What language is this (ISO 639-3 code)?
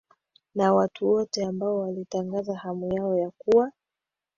swa